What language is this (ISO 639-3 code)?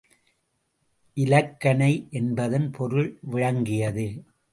tam